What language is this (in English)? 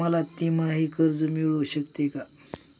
Marathi